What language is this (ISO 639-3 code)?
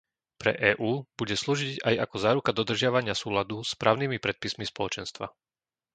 slk